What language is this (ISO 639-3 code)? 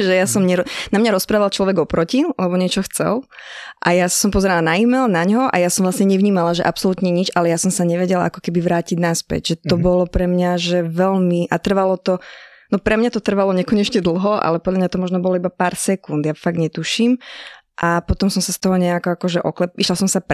slk